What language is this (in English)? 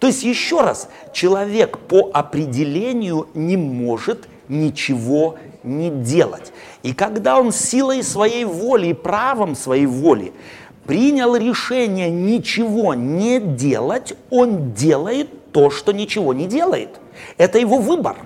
Russian